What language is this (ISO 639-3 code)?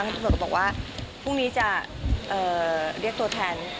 tha